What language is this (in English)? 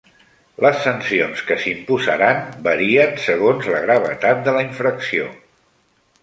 Catalan